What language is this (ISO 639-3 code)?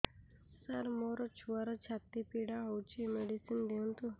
ori